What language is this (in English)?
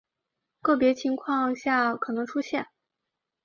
Chinese